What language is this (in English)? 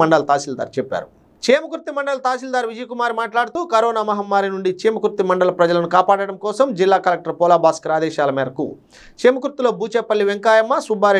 Indonesian